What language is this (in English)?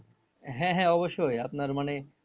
Bangla